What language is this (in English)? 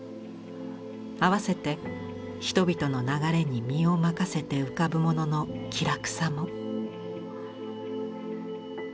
Japanese